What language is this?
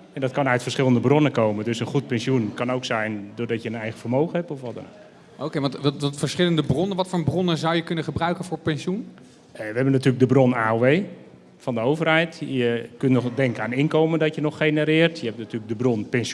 Dutch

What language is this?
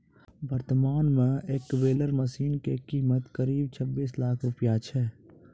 Maithili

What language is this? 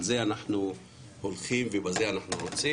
Hebrew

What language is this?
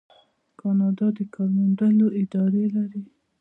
Pashto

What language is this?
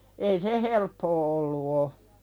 Finnish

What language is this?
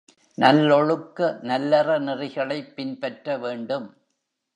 Tamil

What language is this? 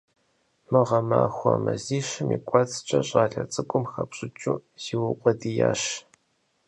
Kabardian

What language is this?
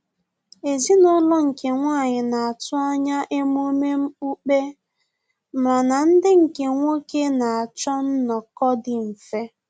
Igbo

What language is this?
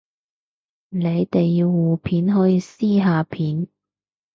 Cantonese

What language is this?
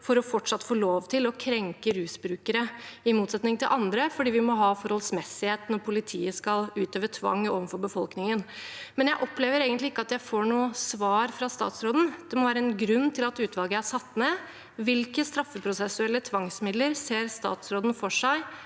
Norwegian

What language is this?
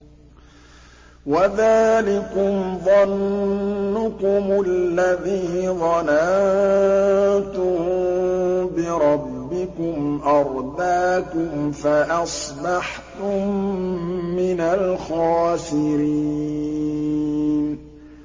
Arabic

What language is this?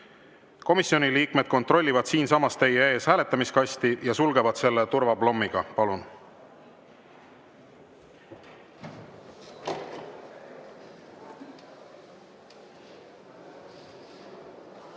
Estonian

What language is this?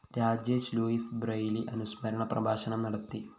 Malayalam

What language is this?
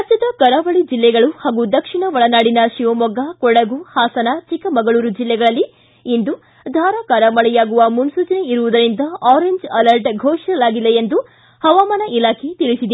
Kannada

